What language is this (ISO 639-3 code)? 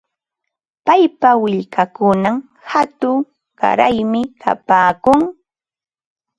qva